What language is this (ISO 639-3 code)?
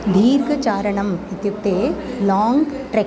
san